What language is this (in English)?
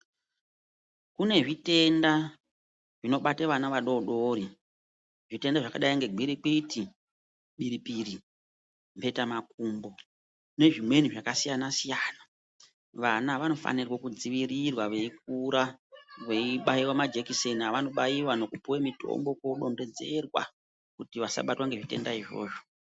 Ndau